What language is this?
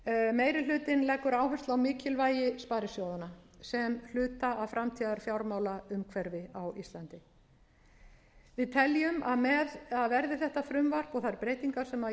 Icelandic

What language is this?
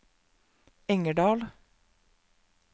Norwegian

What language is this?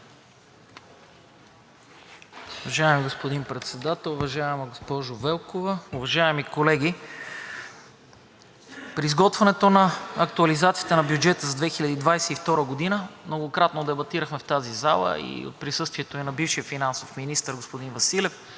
Bulgarian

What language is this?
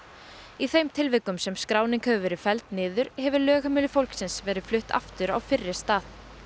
Icelandic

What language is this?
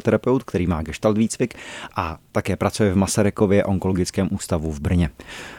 Czech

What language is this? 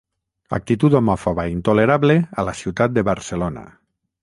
Catalan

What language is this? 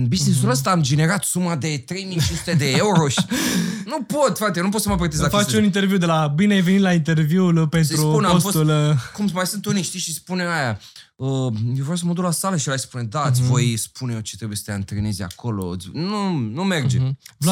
Romanian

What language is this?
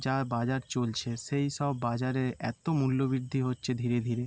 Bangla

